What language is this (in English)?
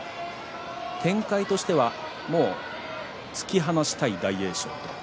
Japanese